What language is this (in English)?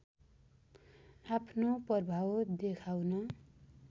Nepali